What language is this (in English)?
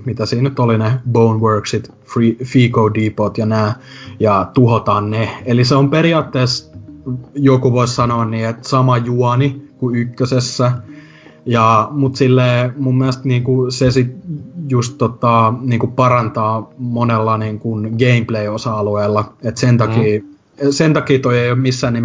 Finnish